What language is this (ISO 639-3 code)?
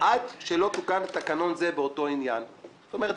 heb